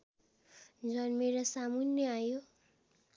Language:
Nepali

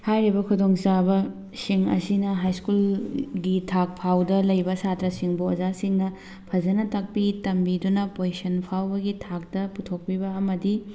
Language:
Manipuri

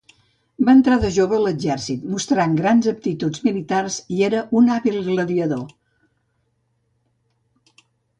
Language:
Catalan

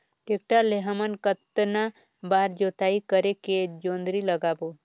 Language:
Chhattisgarhi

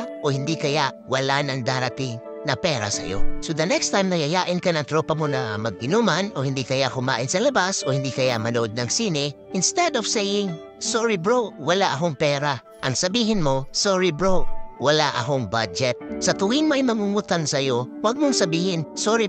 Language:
Filipino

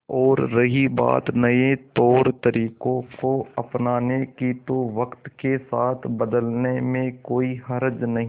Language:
Hindi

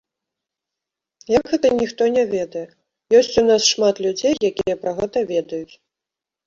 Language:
Belarusian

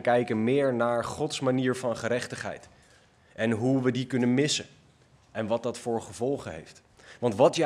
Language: Dutch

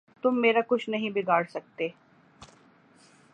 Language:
Urdu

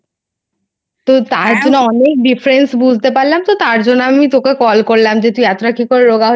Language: Bangla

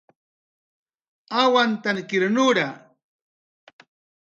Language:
Jaqaru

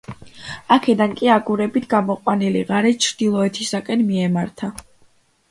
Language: Georgian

